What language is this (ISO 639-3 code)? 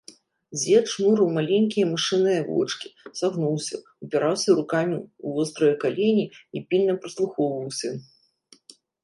bel